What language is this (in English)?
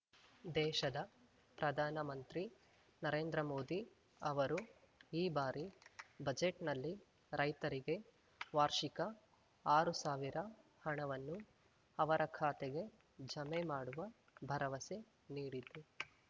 Kannada